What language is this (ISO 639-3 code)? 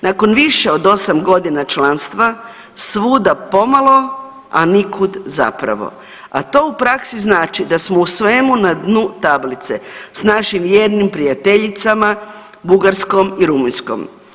hrv